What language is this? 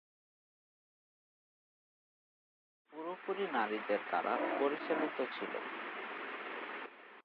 Bangla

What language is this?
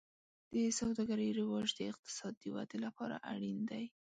Pashto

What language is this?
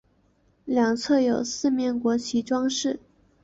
Chinese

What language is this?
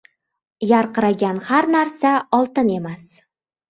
Uzbek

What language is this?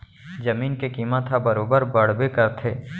Chhattisgarhi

